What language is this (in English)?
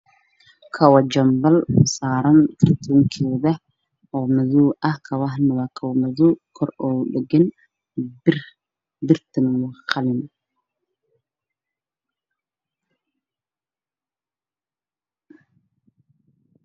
Somali